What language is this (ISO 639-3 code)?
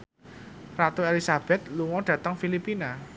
jav